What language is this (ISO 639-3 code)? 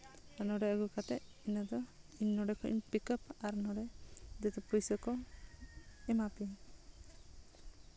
sat